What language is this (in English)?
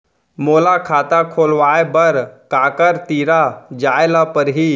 Chhattisgarhi